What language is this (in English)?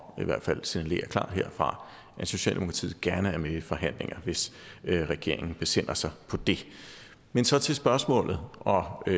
Danish